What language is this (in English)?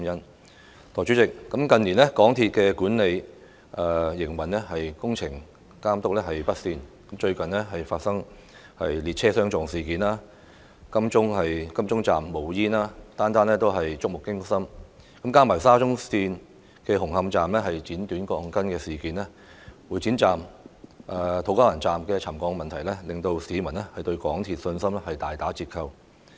Cantonese